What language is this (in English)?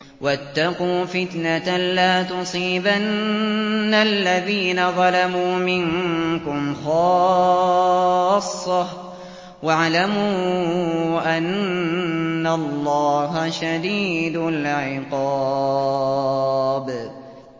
Arabic